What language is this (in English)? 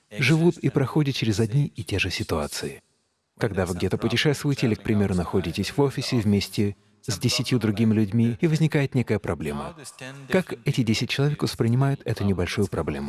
Russian